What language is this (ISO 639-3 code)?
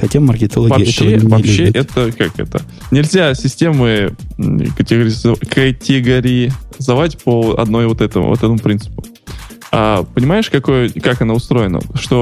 rus